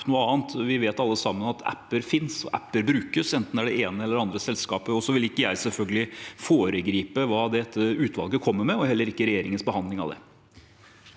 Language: Norwegian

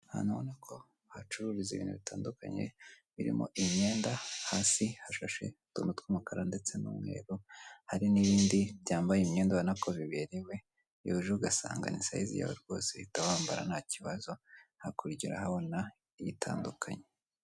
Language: Kinyarwanda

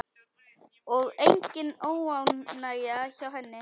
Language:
Icelandic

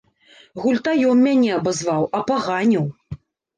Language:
Belarusian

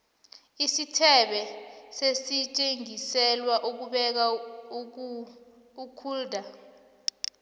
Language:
South Ndebele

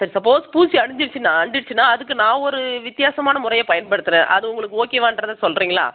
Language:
Tamil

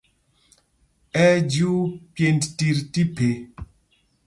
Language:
Mpumpong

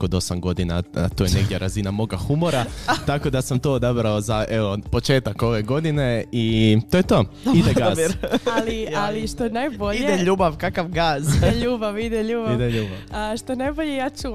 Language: Croatian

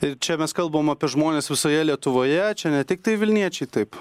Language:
Lithuanian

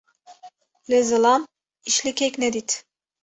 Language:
Kurdish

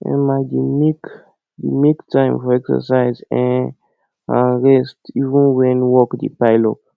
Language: Nigerian Pidgin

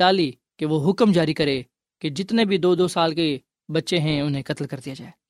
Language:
Urdu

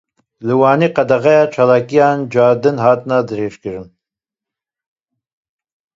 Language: Kurdish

